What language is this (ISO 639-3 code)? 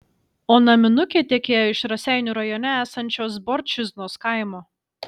lit